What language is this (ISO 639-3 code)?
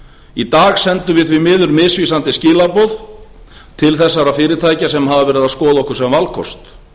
isl